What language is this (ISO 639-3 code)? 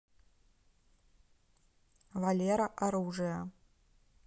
rus